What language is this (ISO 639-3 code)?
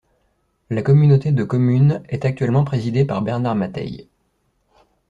fra